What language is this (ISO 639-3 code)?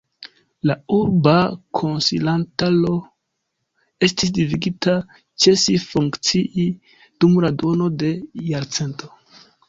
epo